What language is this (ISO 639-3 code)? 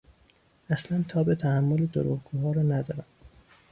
fas